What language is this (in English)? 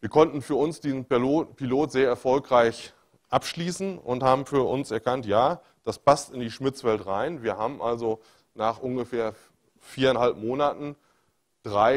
German